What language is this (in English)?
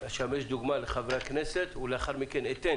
Hebrew